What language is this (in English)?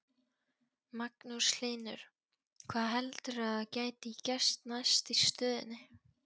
Icelandic